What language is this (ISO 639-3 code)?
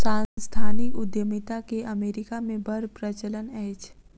mai